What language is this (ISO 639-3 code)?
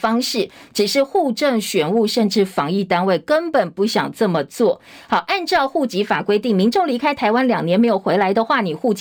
zho